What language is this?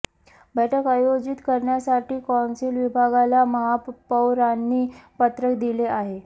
Marathi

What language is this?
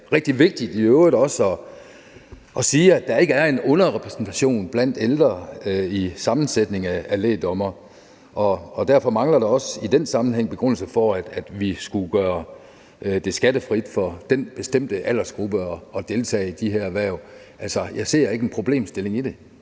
Danish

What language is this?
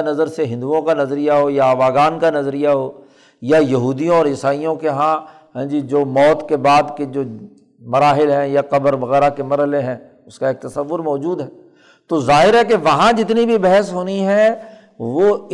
Urdu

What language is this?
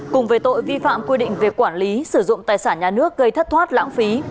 Vietnamese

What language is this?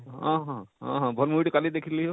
Odia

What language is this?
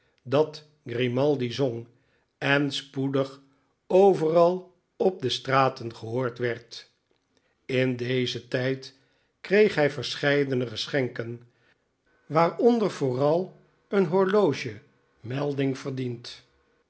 Dutch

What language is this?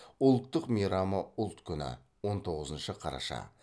Kazakh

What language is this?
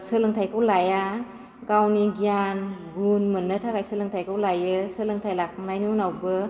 Bodo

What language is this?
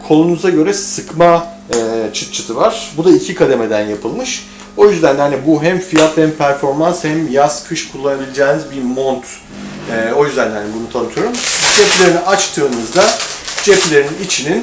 Turkish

